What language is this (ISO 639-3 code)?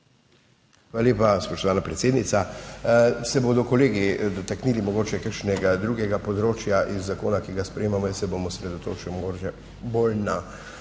slv